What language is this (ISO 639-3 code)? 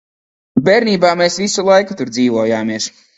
lav